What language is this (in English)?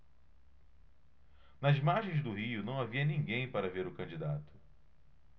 Portuguese